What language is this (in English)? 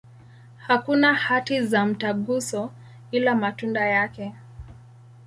Swahili